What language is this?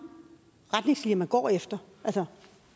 Danish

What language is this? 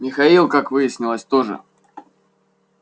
Russian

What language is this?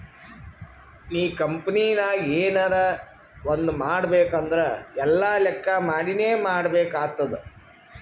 Kannada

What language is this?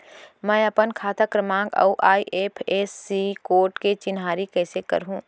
Chhattisgarhi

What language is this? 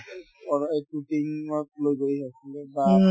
Assamese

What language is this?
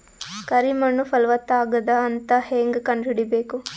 Kannada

